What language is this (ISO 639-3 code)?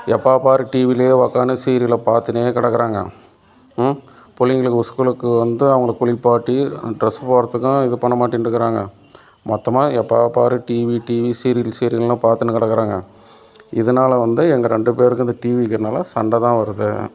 tam